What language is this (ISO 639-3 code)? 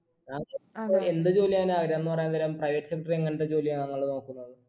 mal